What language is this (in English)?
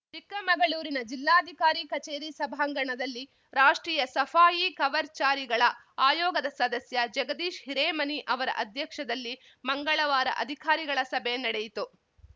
Kannada